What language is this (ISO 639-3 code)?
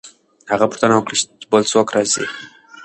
pus